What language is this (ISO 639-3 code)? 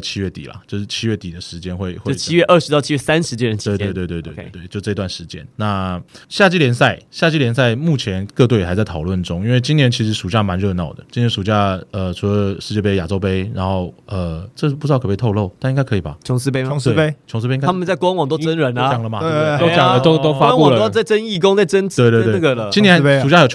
zho